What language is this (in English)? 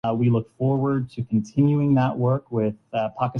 Urdu